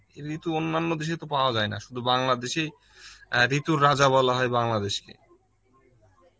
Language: Bangla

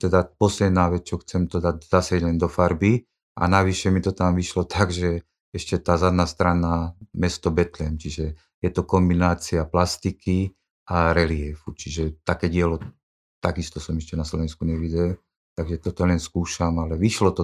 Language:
Slovak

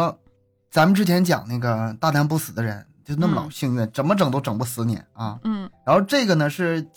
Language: Chinese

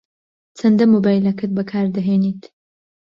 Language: Central Kurdish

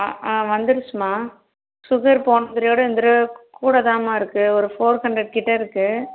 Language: Tamil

